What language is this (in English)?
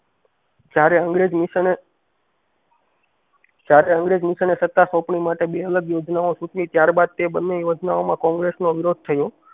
Gujarati